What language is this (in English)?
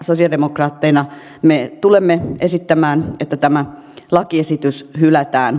Finnish